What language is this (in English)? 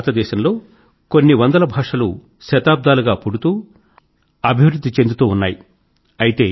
Telugu